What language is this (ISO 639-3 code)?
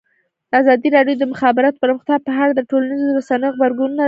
pus